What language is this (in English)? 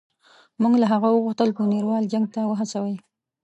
Pashto